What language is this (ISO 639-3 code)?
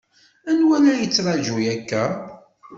kab